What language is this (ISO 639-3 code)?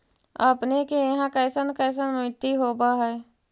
mag